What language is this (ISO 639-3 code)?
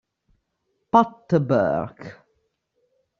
ita